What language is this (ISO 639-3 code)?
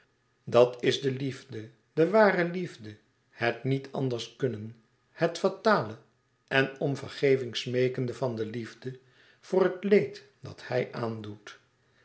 nld